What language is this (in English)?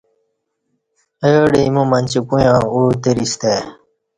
Kati